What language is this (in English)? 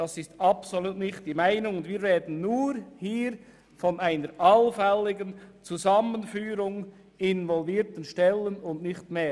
Swiss German